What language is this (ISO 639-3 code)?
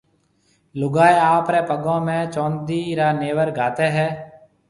mve